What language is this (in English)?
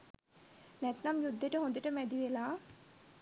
Sinhala